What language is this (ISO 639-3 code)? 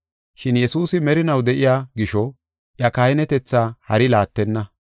gof